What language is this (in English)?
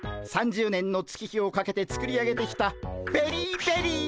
Japanese